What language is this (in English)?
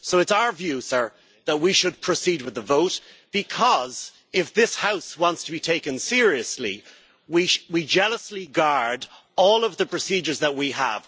English